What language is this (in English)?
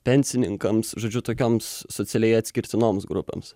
Lithuanian